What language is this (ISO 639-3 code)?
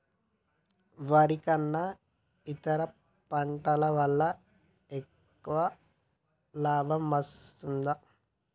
tel